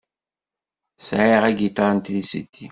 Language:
Kabyle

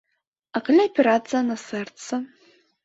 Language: Belarusian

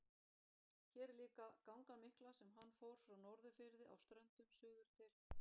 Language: Icelandic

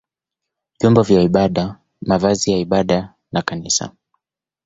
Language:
Swahili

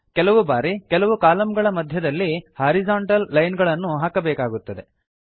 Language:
Kannada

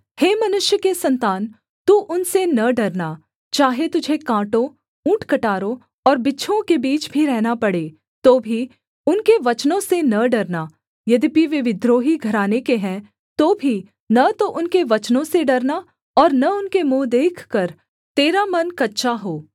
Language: Hindi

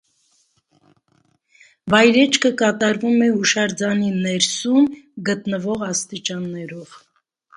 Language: Armenian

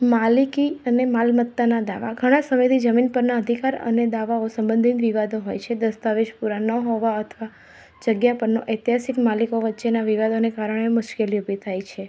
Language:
Gujarati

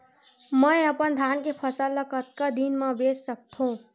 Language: Chhattisgarhi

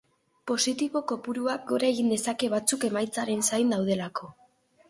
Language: Basque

